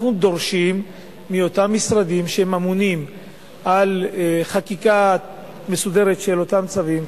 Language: Hebrew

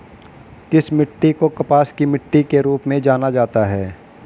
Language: Hindi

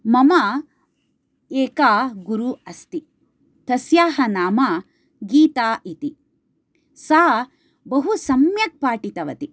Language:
Sanskrit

